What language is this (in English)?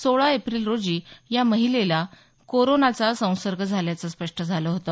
Marathi